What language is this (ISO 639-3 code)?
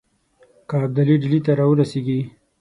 pus